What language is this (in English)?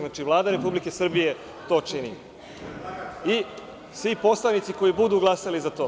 Serbian